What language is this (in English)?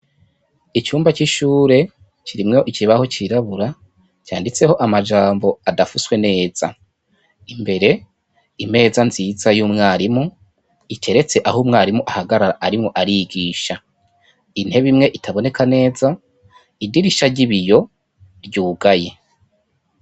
Rundi